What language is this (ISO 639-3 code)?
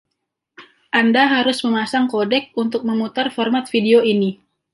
ind